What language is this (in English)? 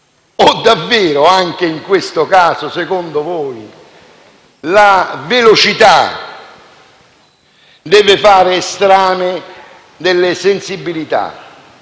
Italian